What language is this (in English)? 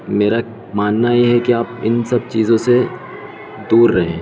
Urdu